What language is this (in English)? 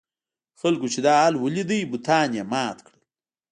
Pashto